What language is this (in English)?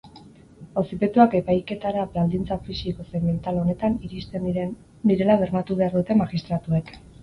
Basque